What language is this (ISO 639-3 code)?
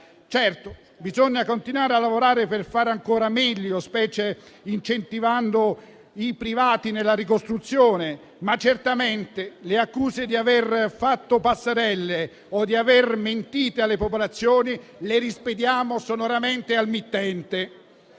ita